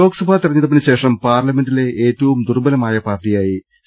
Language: Malayalam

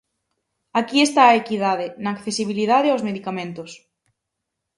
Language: Galician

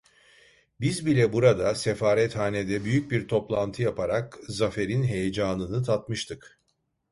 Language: Turkish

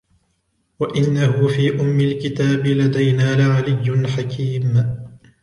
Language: Arabic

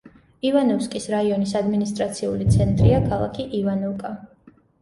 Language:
Georgian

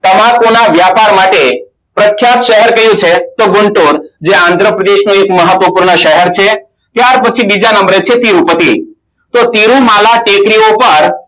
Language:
Gujarati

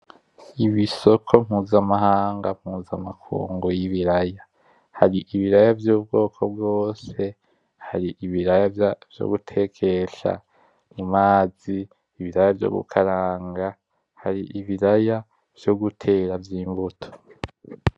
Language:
Rundi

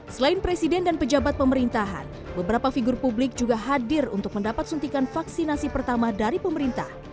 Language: Indonesian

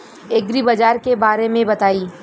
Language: Bhojpuri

